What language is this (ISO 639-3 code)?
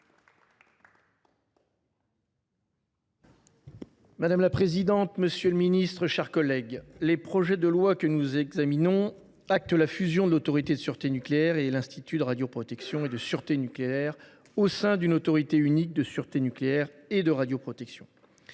fra